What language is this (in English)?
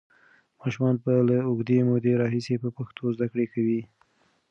Pashto